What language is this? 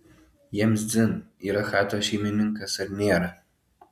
Lithuanian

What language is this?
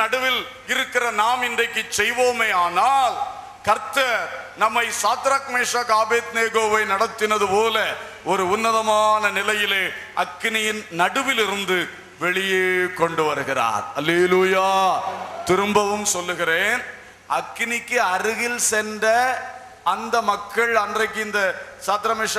Turkish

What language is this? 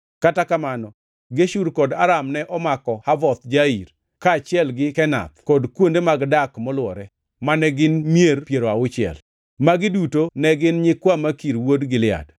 Luo (Kenya and Tanzania)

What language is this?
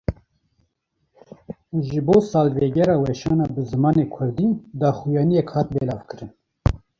Kurdish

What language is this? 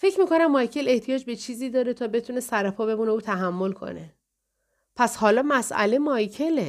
Persian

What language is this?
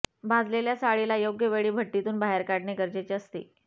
Marathi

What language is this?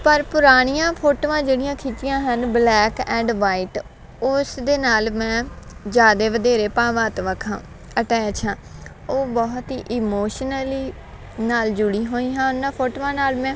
Punjabi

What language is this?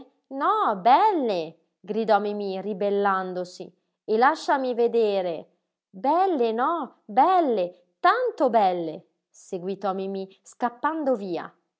Italian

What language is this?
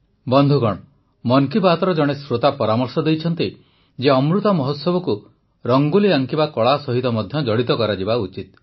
Odia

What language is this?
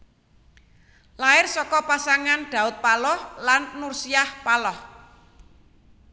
Javanese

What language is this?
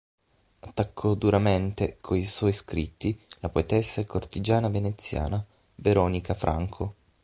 Italian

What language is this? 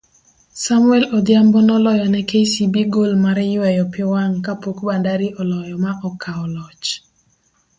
Luo (Kenya and Tanzania)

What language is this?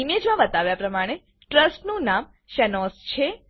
Gujarati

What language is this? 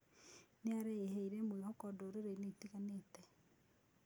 Kikuyu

